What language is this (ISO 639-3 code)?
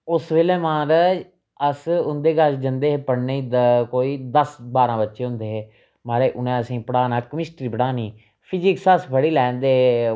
doi